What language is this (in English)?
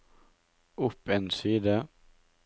Norwegian